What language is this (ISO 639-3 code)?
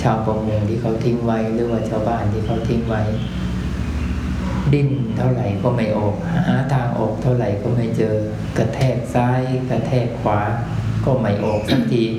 tha